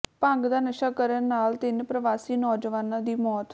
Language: Punjabi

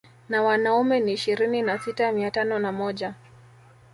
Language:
Swahili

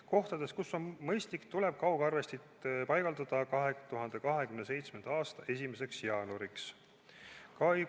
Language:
Estonian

